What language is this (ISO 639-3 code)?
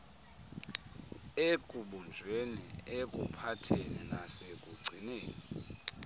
xho